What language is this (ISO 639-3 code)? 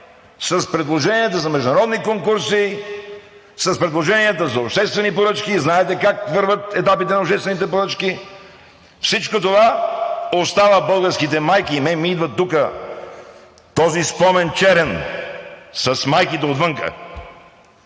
bul